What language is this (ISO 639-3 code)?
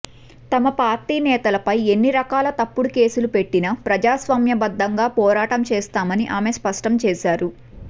tel